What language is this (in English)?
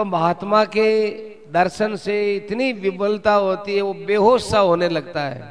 Hindi